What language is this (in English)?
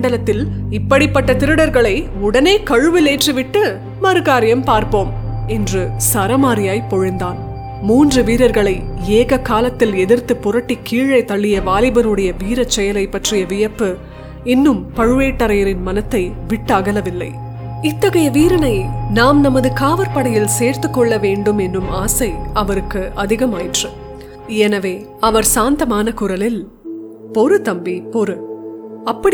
Tamil